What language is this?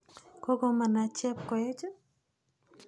Kalenjin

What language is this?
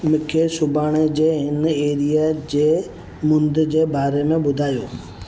Sindhi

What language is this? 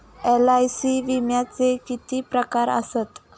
Marathi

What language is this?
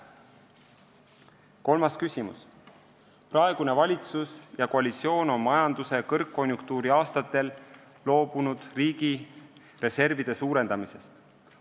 Estonian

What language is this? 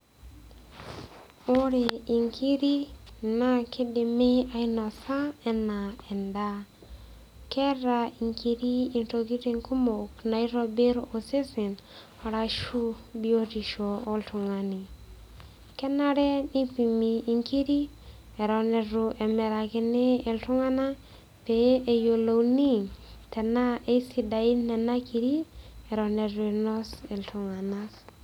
Masai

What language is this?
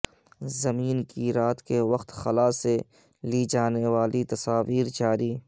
Urdu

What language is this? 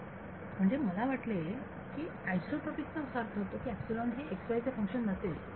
Marathi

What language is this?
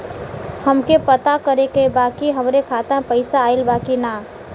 Bhojpuri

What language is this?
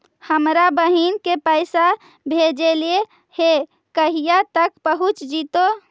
Magahi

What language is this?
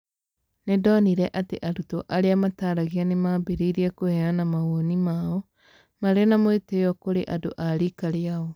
Kikuyu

